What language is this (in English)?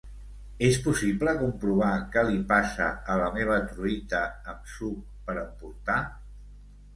Catalan